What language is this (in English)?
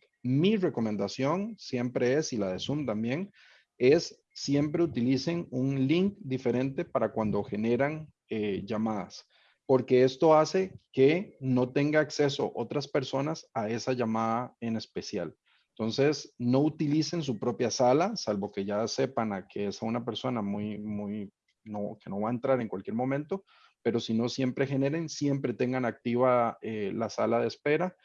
Spanish